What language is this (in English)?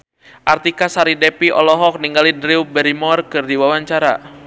Sundanese